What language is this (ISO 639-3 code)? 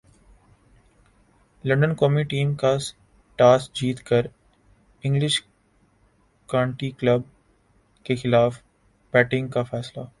urd